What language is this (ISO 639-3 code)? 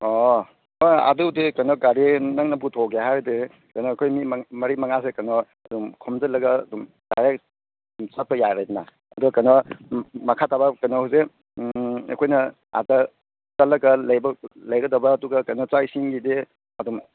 mni